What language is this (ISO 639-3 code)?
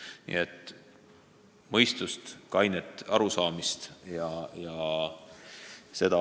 est